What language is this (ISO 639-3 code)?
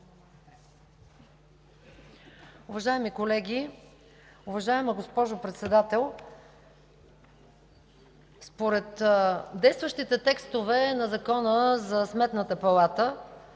bul